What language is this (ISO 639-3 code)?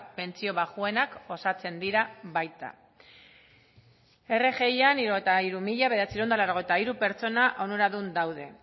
eus